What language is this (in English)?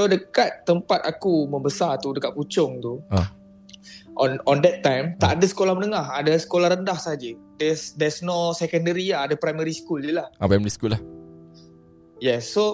Malay